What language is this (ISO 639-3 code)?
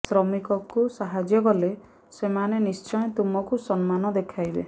ori